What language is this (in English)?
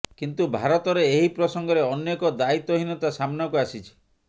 Odia